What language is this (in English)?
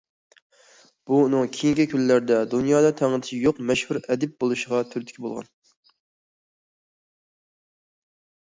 Uyghur